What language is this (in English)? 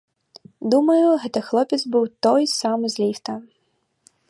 Belarusian